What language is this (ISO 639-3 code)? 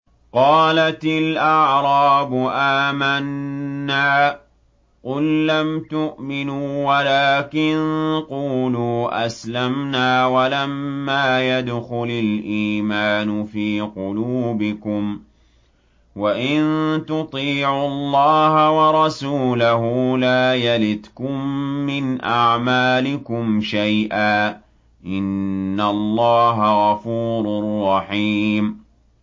ara